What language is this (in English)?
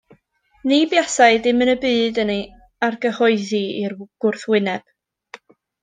Welsh